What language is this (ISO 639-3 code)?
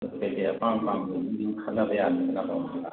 mni